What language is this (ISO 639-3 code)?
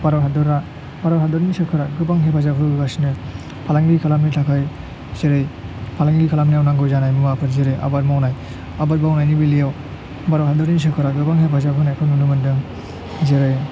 brx